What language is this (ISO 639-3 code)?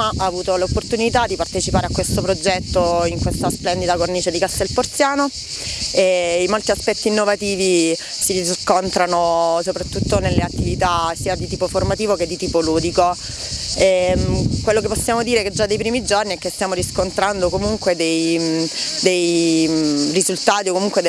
ita